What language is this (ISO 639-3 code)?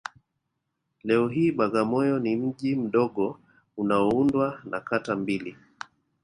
swa